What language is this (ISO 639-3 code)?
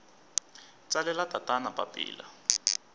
tso